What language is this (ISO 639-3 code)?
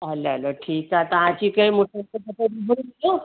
snd